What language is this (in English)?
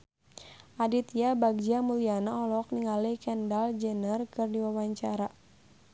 Sundanese